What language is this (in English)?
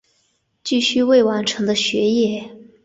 Chinese